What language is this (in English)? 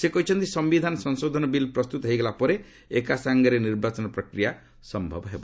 Odia